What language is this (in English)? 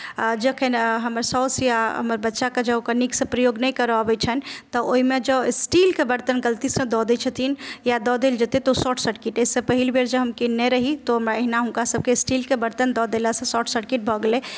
Maithili